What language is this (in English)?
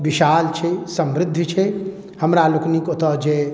Maithili